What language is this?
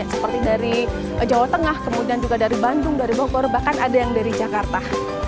Indonesian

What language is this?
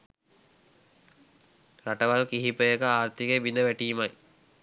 Sinhala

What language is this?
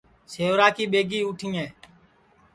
Sansi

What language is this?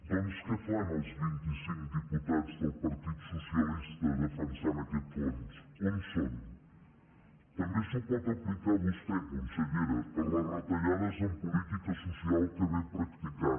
Catalan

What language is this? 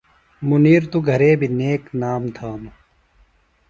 Phalura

